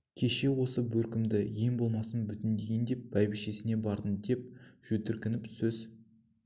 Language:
Kazakh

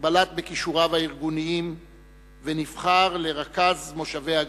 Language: Hebrew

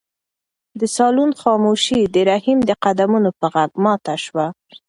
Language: Pashto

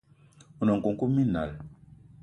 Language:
Eton (Cameroon)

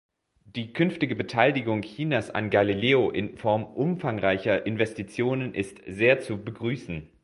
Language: German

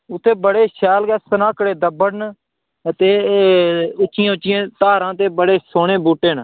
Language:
Dogri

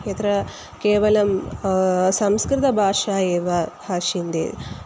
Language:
Sanskrit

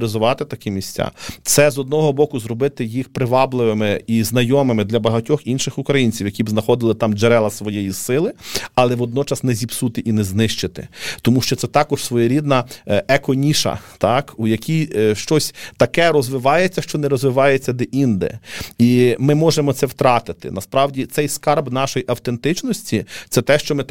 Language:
Ukrainian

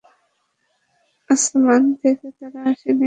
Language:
Bangla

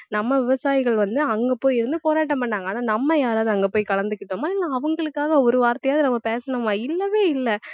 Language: Tamil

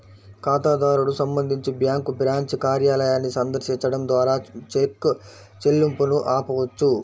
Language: Telugu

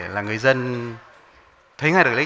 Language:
Vietnamese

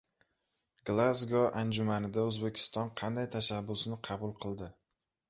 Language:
Uzbek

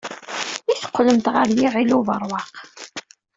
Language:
Kabyle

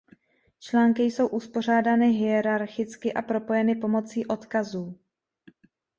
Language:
Czech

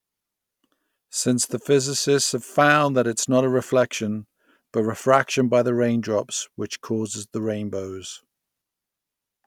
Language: English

